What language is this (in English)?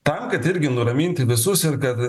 Lithuanian